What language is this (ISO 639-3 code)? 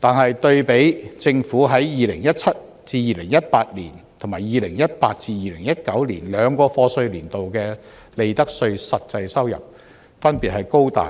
yue